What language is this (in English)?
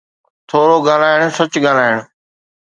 Sindhi